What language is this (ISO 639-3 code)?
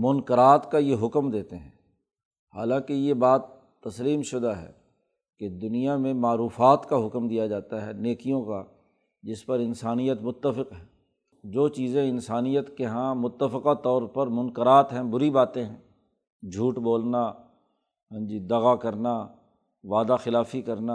urd